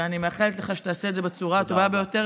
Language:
Hebrew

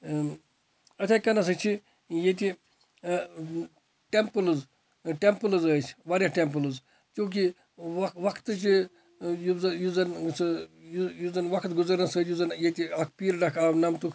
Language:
Kashmiri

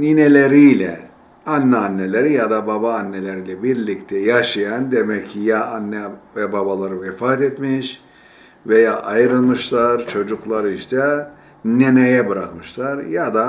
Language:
Turkish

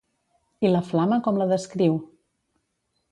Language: Catalan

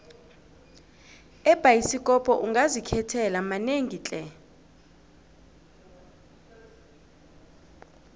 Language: South Ndebele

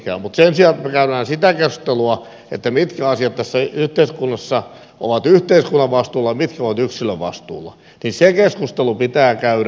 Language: Finnish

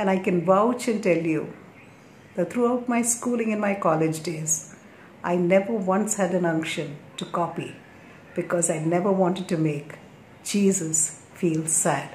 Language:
English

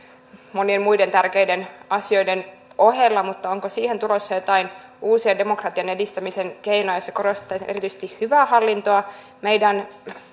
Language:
Finnish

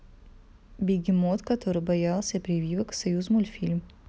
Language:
Russian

